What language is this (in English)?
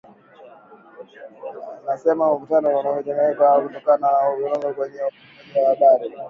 Swahili